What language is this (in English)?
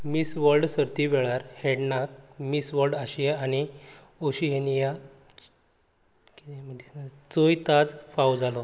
Konkani